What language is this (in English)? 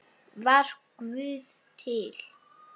Icelandic